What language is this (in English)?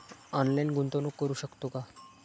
Marathi